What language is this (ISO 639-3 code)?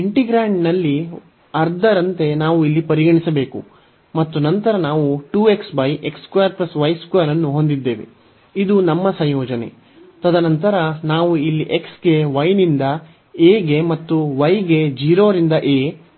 kan